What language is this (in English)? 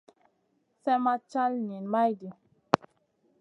Masana